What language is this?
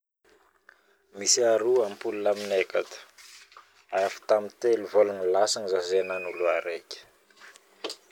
Northern Betsimisaraka Malagasy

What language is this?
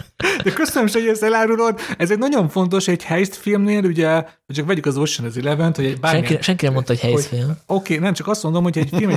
Hungarian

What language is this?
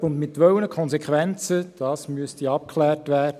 Swiss German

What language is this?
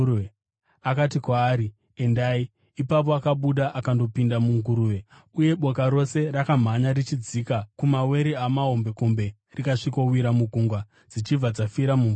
Shona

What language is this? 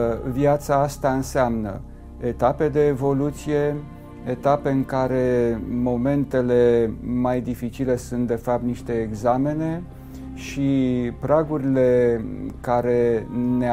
Romanian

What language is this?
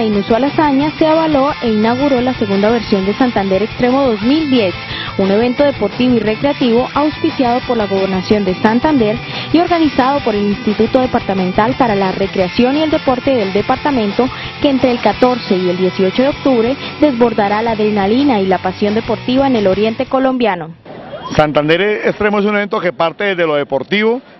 Spanish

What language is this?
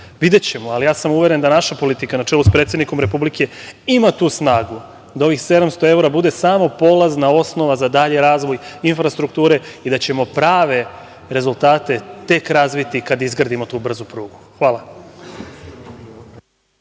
Serbian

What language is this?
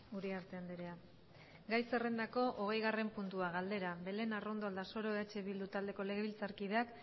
Basque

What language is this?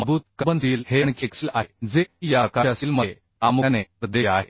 Marathi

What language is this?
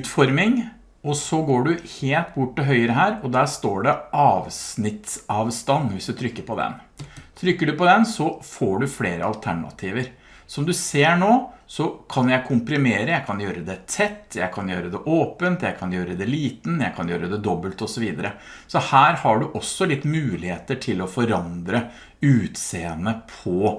Norwegian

